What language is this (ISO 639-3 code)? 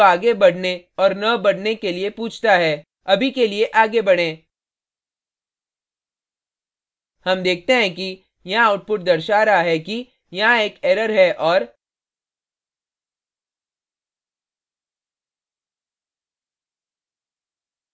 hin